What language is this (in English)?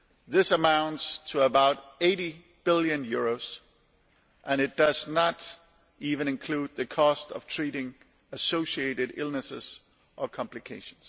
English